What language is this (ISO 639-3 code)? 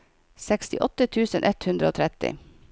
nor